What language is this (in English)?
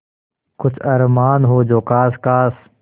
Hindi